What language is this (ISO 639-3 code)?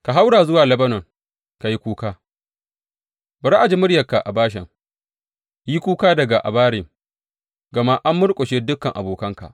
hau